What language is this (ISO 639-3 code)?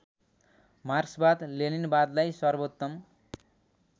nep